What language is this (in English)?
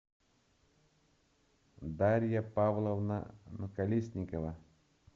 Russian